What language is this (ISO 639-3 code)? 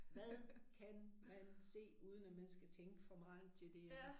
dan